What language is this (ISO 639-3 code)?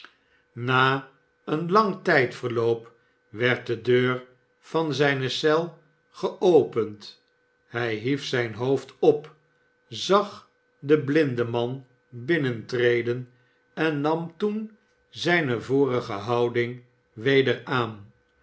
nld